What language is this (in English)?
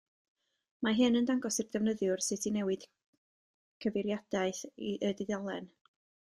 Welsh